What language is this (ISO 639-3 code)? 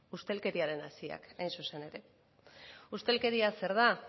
eus